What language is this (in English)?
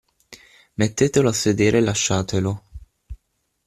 Italian